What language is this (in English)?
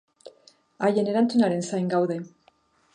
Basque